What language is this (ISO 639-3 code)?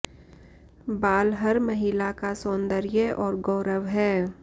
hin